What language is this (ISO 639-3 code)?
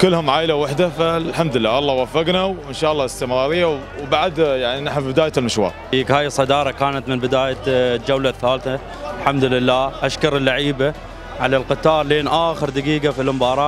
ara